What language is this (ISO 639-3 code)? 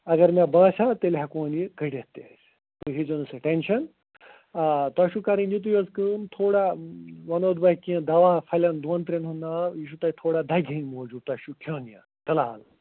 kas